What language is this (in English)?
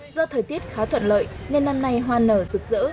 Vietnamese